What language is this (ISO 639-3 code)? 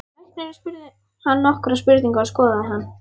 isl